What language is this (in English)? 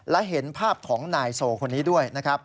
Thai